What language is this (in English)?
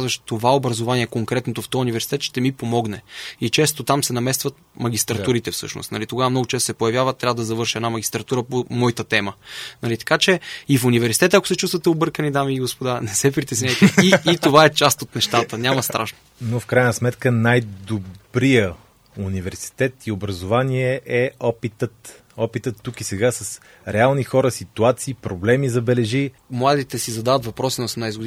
Bulgarian